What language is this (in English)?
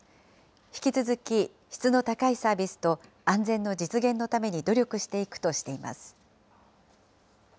Japanese